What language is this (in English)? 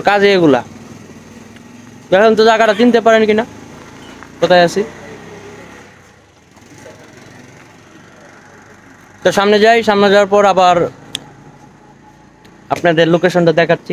Arabic